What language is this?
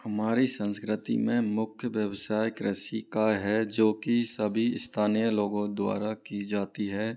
Hindi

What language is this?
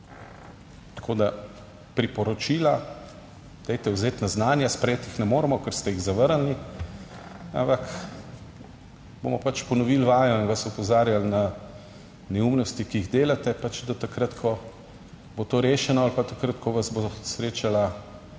Slovenian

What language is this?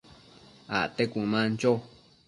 Matsés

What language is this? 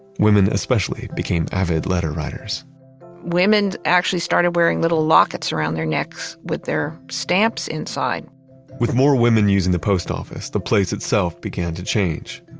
English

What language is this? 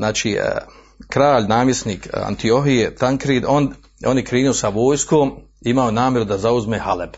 Croatian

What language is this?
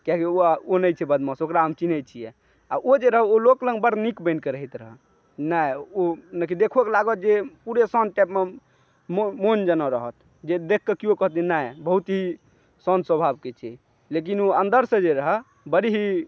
Maithili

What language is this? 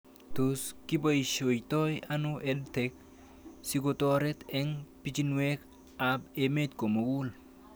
Kalenjin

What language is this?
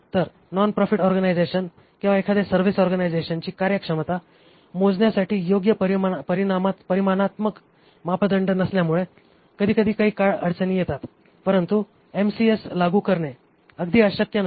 Marathi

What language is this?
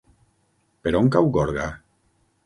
Catalan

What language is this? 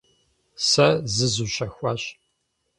Kabardian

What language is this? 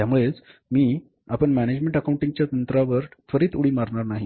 Marathi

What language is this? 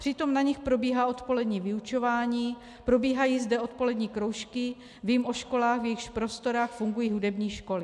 Czech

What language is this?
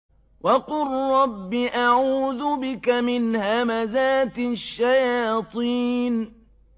Arabic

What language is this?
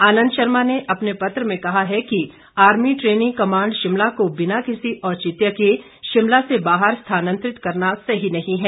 Hindi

